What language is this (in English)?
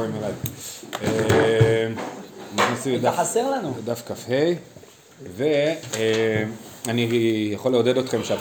Hebrew